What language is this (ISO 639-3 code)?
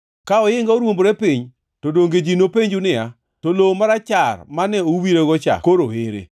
luo